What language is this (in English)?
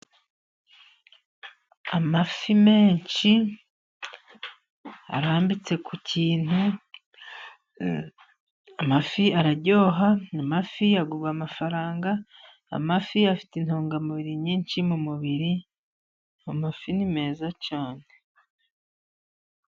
Kinyarwanda